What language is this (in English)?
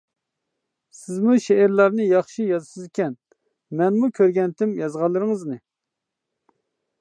Uyghur